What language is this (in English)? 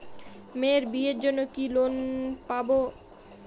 Bangla